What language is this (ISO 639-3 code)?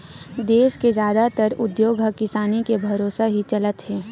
hne